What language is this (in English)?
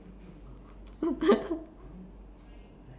English